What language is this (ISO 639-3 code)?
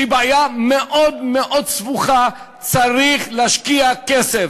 heb